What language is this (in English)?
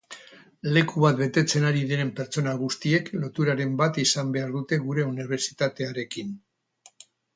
Basque